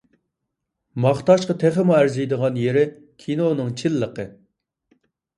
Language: Uyghur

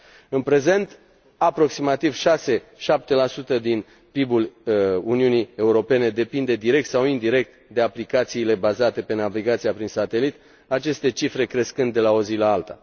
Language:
Romanian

